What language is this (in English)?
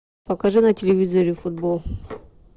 Russian